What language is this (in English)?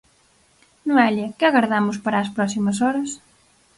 Galician